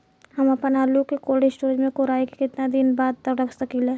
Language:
Bhojpuri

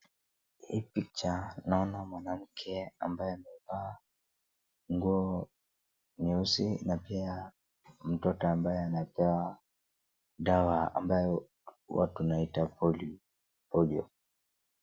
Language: Swahili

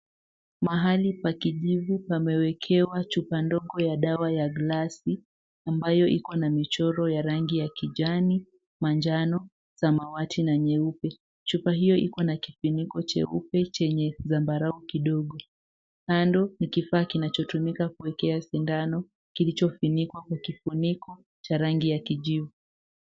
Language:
Swahili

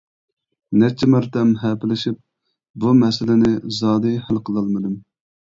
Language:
Uyghur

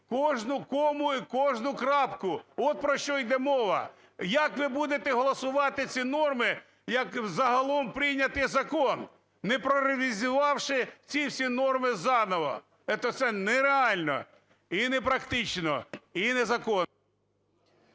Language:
Ukrainian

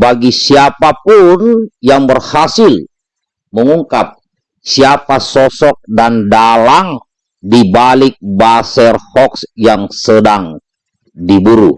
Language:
Indonesian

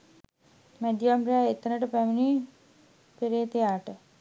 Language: Sinhala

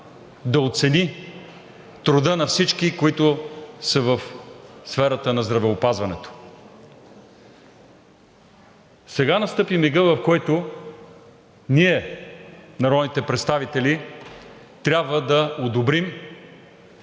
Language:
Bulgarian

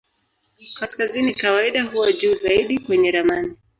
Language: Swahili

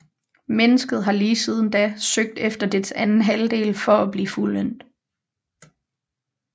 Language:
Danish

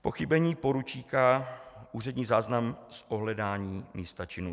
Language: Czech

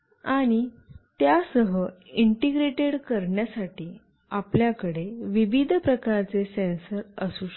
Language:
Marathi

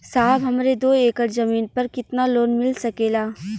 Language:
Bhojpuri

